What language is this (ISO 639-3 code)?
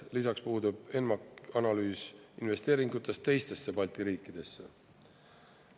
est